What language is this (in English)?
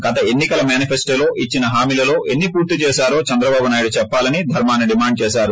Telugu